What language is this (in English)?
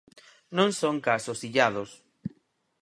Galician